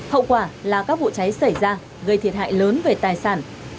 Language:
Vietnamese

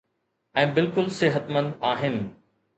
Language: Sindhi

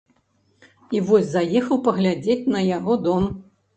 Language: Belarusian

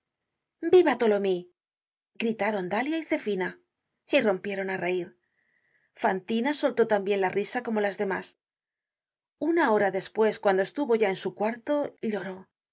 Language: Spanish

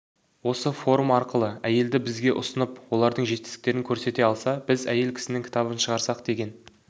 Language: Kazakh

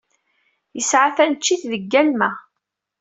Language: Kabyle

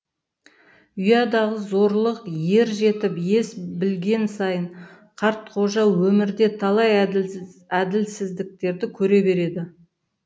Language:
Kazakh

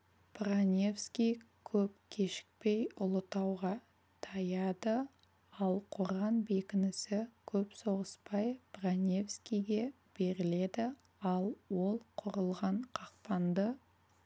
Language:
Kazakh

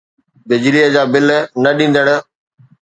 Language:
Sindhi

